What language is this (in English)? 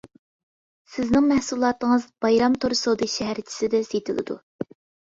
Uyghur